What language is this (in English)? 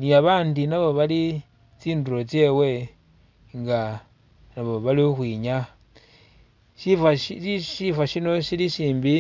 Masaaba